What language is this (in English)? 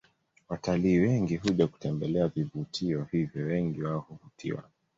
Swahili